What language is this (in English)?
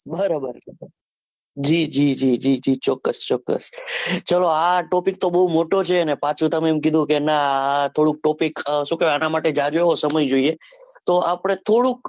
Gujarati